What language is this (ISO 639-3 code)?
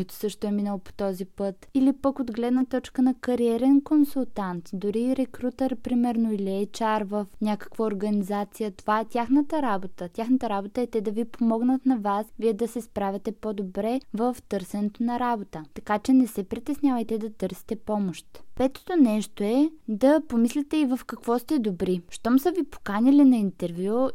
bul